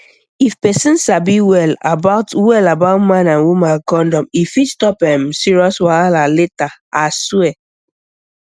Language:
Nigerian Pidgin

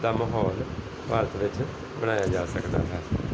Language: Punjabi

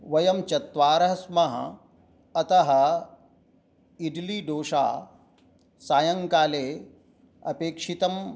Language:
Sanskrit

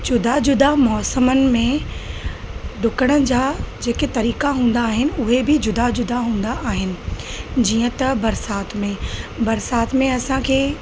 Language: Sindhi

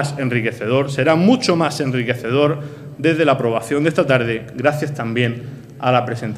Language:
Spanish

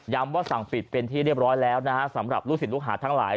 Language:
Thai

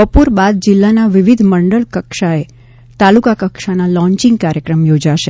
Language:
Gujarati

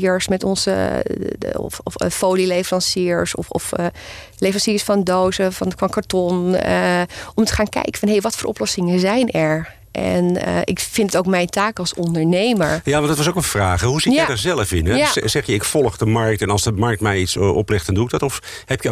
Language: Dutch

